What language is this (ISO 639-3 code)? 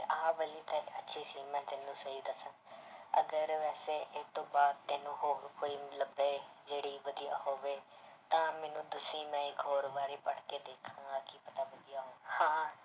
pan